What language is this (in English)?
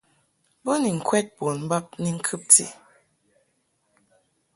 Mungaka